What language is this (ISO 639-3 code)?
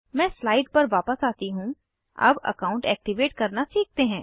hin